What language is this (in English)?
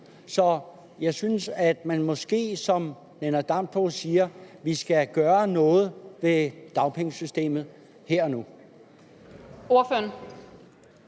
Danish